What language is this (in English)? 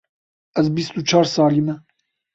Kurdish